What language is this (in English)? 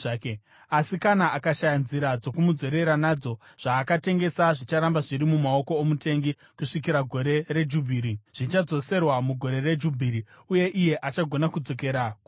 Shona